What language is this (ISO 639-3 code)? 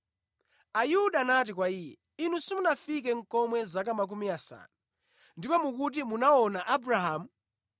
nya